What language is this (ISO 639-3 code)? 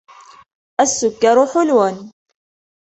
ara